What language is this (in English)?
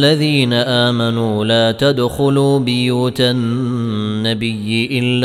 Arabic